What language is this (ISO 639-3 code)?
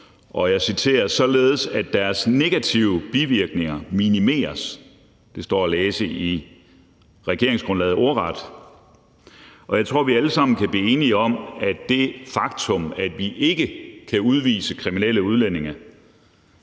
dan